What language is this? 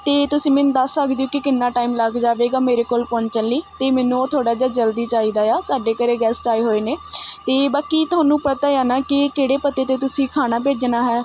Punjabi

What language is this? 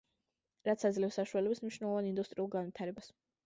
Georgian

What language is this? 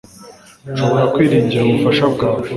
Kinyarwanda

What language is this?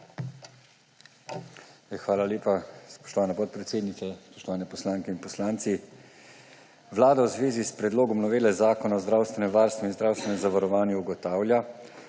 Slovenian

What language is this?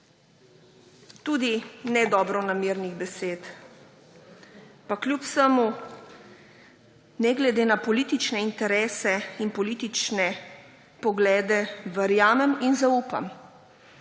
Slovenian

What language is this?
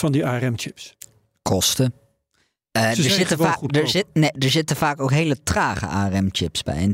Dutch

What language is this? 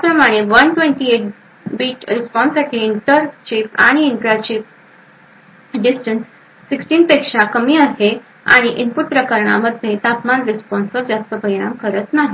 Marathi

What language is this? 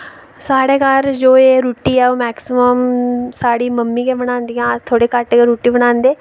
Dogri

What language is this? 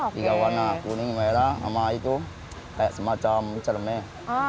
Indonesian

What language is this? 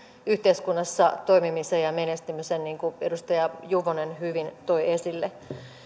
Finnish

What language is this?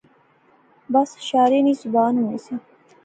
Pahari-Potwari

